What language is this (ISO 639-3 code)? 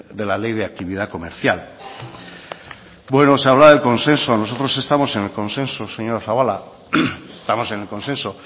spa